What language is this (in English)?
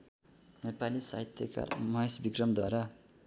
Nepali